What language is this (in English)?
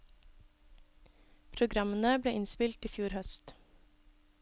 Norwegian